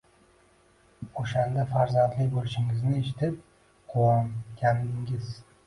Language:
Uzbek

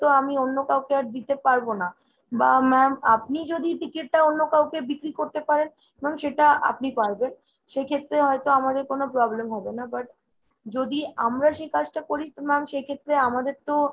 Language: Bangla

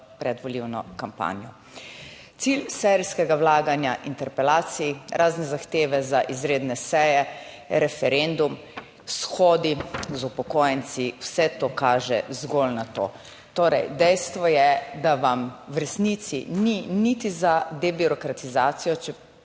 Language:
Slovenian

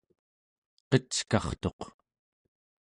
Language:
Central Yupik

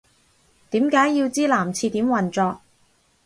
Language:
Cantonese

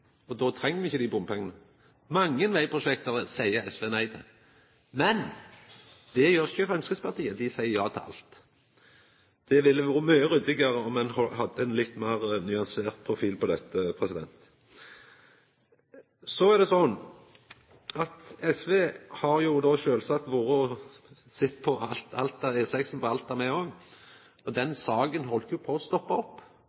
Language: Norwegian Nynorsk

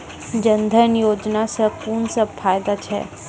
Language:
Maithili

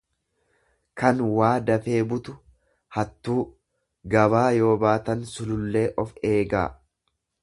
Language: Oromo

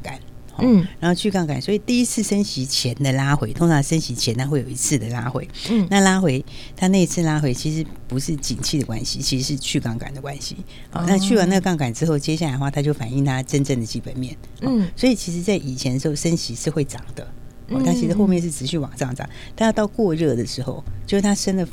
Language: Chinese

